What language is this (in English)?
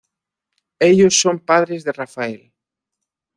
Spanish